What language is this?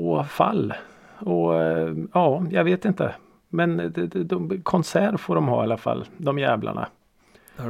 Swedish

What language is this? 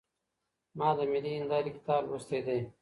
Pashto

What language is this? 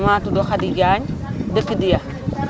Wolof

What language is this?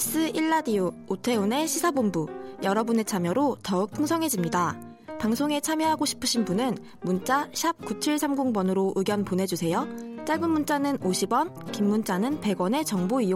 Korean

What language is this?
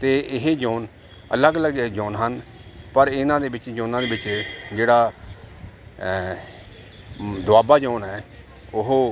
Punjabi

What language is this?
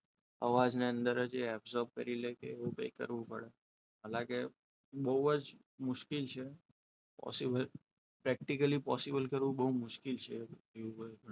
Gujarati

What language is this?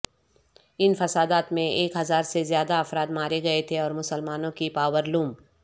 Urdu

